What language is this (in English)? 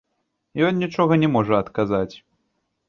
Belarusian